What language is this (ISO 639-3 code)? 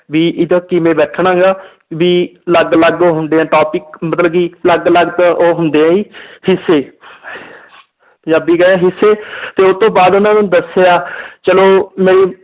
pan